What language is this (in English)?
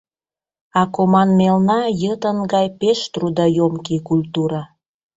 Mari